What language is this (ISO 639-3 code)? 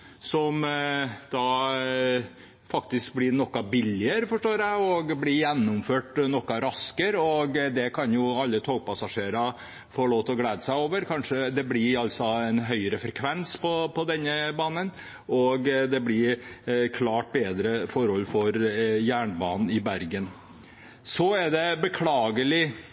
nob